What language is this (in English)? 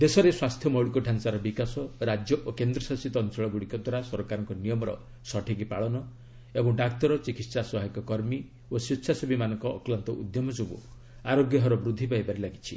Odia